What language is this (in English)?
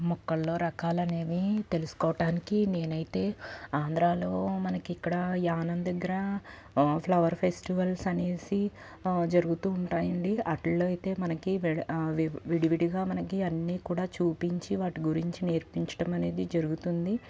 Telugu